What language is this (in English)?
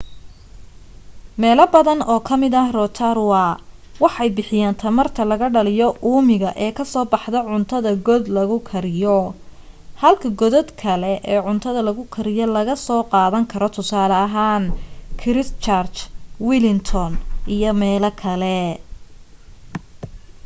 Somali